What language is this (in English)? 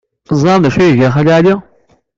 Kabyle